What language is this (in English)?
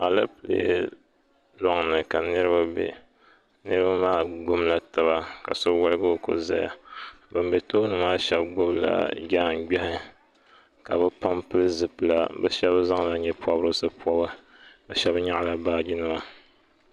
Dagbani